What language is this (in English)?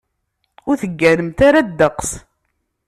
Kabyle